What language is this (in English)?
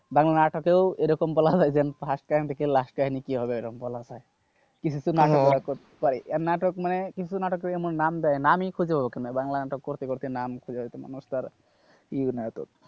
Bangla